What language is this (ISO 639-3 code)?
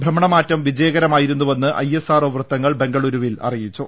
mal